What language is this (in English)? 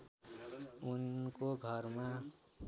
Nepali